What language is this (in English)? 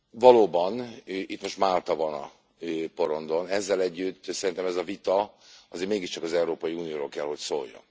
Hungarian